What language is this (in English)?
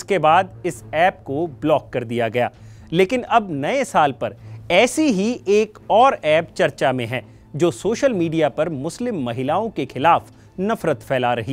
Hindi